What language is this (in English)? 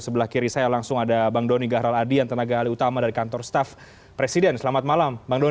Indonesian